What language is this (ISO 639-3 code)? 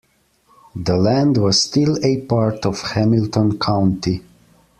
eng